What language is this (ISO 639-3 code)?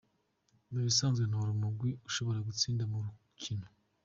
kin